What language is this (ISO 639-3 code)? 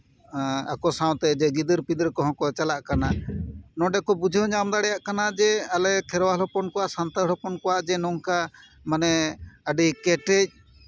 sat